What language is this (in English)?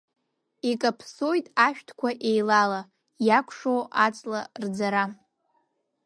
Abkhazian